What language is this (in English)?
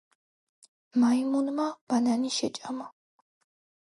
Georgian